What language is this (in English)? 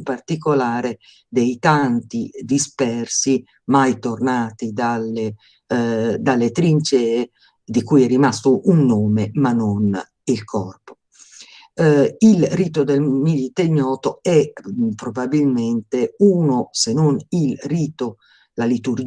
Italian